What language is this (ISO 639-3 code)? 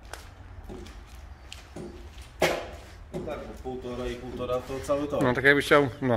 pol